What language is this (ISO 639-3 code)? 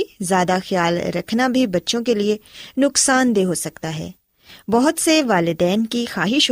urd